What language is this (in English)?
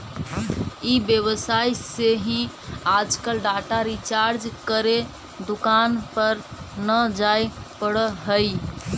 Magahi